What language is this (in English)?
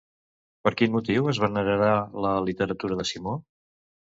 Catalan